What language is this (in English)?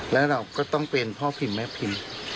Thai